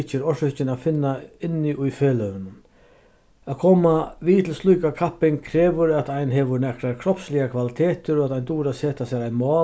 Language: Faroese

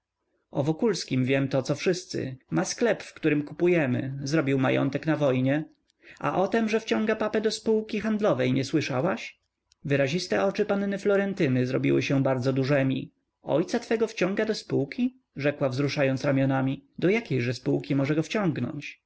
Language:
Polish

